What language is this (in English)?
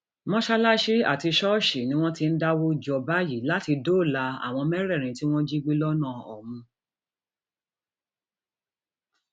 Yoruba